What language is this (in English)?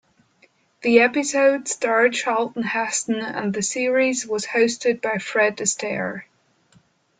English